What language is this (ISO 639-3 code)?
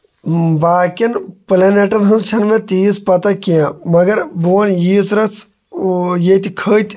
kas